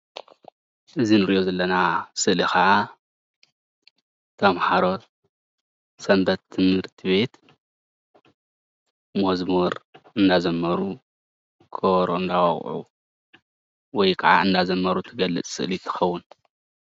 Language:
Tigrinya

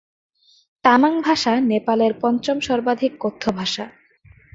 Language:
Bangla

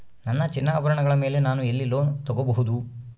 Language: Kannada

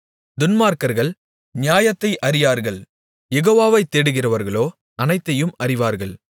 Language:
Tamil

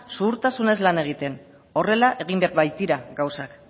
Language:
Basque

